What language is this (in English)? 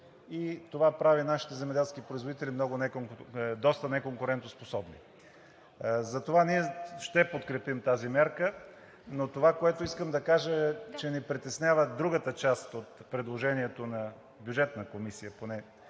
Bulgarian